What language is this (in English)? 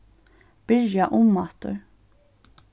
Faroese